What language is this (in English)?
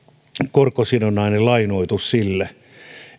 Finnish